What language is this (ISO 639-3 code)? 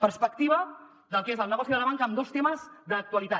cat